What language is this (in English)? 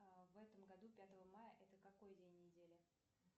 Russian